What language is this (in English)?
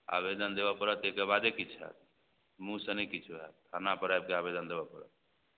Maithili